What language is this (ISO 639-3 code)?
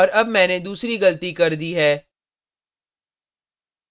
hin